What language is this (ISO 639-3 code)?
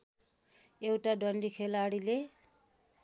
nep